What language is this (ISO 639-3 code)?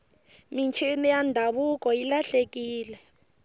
tso